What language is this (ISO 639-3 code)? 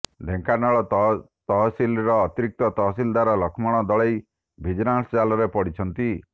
ori